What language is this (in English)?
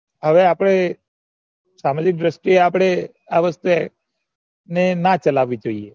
Gujarati